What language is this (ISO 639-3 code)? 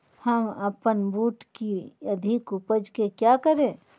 mag